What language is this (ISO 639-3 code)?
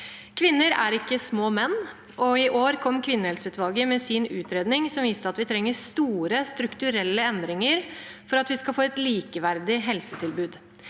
nor